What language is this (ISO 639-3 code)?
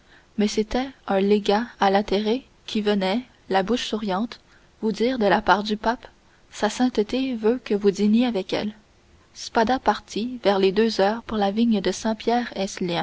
fra